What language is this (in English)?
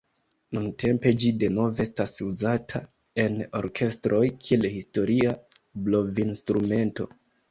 Esperanto